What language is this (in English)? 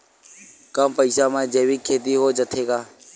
Chhattisgarhi